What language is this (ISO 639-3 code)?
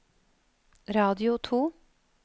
nor